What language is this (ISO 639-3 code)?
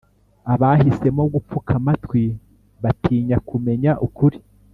kin